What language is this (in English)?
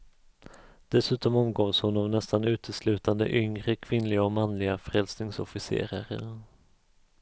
Swedish